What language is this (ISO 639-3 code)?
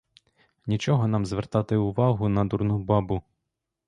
ukr